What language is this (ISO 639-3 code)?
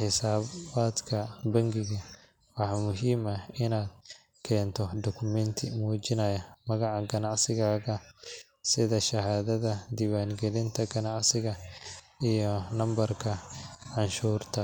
som